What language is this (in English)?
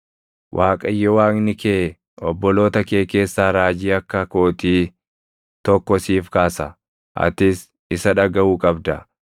Oromo